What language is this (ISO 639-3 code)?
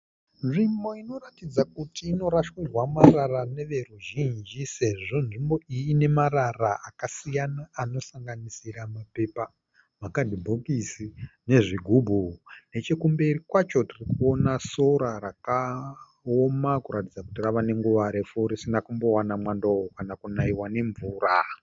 sna